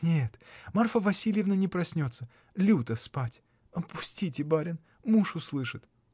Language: Russian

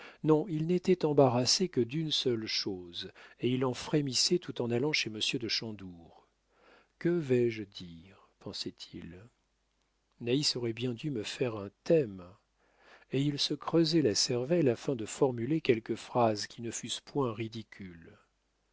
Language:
French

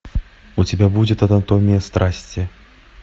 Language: Russian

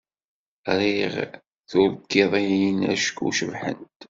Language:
Kabyle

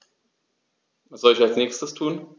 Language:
German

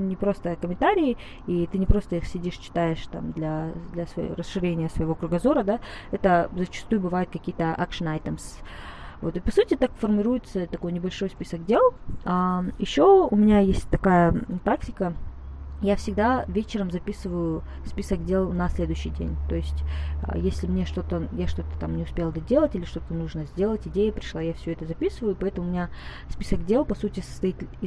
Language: Russian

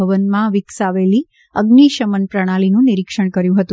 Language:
Gujarati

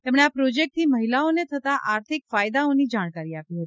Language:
Gujarati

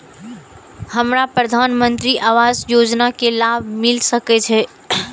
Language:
Maithili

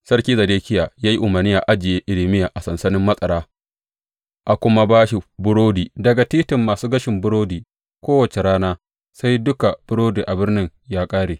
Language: Hausa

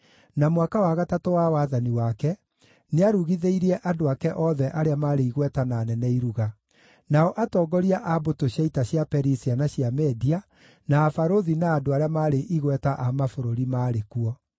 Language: Kikuyu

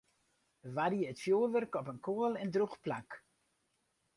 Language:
Western Frisian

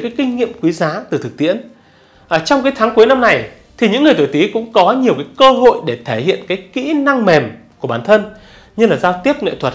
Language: Vietnamese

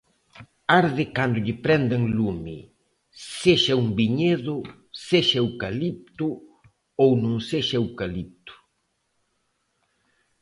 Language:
Galician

